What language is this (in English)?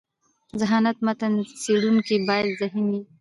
Pashto